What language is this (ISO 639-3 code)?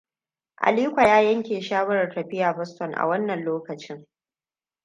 hau